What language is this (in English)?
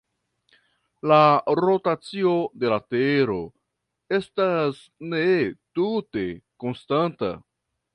Esperanto